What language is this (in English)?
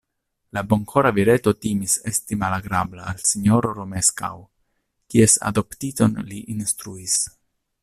Esperanto